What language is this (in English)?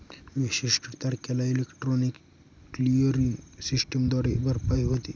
Marathi